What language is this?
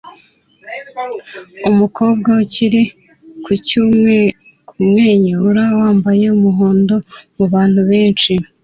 Kinyarwanda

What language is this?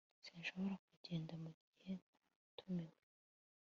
Kinyarwanda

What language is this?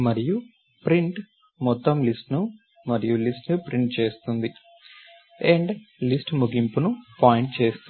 Telugu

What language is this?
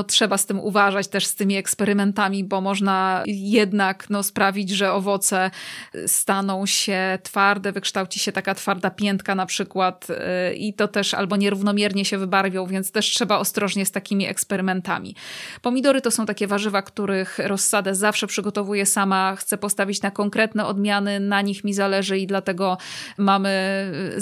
Polish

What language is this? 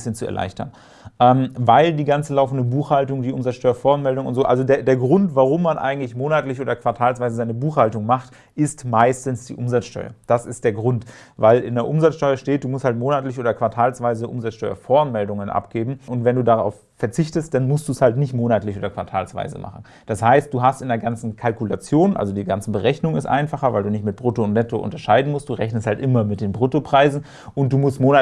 German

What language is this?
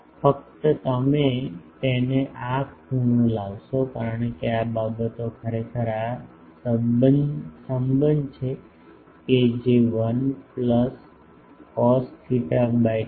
Gujarati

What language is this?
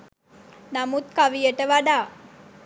Sinhala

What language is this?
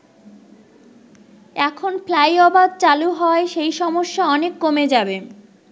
Bangla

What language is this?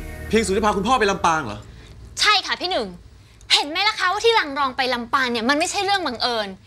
Thai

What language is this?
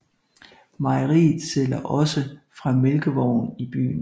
Danish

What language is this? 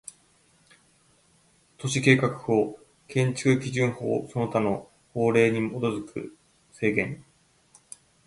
Japanese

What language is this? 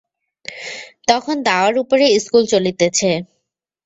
Bangla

